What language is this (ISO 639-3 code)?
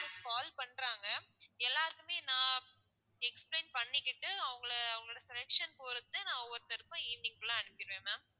tam